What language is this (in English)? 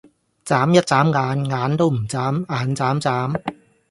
Cantonese